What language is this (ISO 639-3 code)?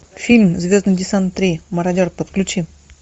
rus